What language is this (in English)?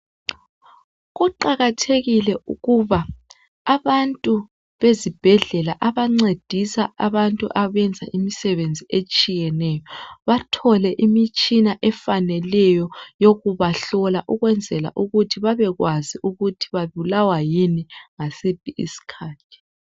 North Ndebele